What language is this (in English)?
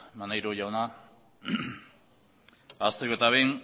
Basque